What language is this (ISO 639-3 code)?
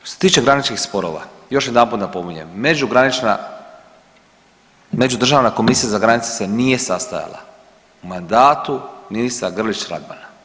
hrv